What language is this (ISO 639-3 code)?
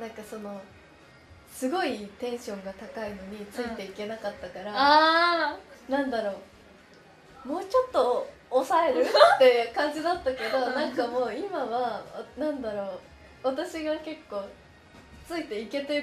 jpn